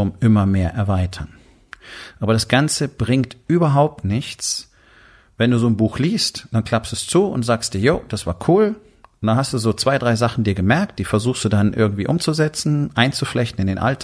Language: German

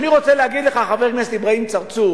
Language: Hebrew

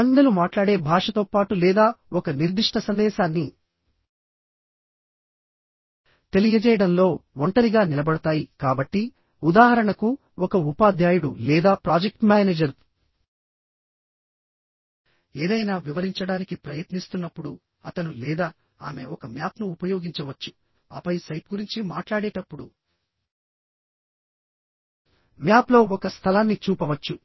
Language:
Telugu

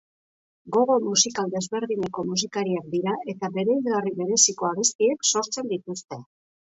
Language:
Basque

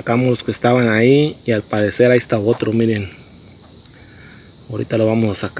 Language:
Spanish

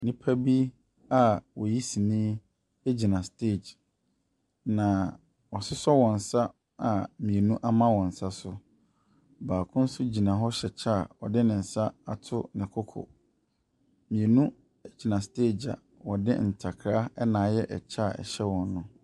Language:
Akan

